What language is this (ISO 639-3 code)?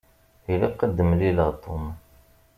kab